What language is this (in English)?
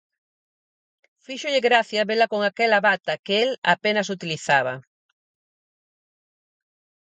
Galician